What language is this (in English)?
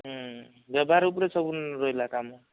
Odia